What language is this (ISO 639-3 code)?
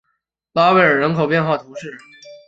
zho